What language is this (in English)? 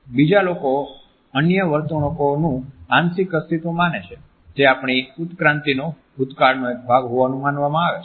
Gujarati